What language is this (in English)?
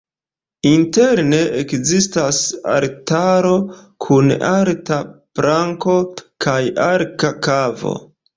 Esperanto